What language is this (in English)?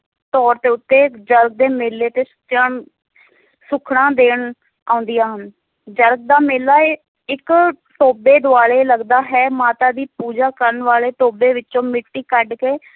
Punjabi